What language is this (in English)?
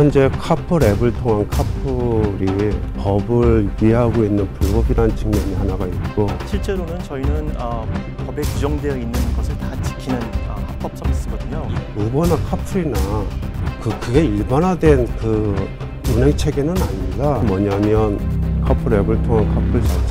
Korean